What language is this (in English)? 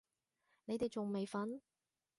Cantonese